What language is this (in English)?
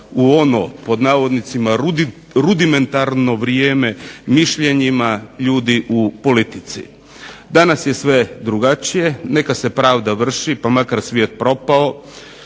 Croatian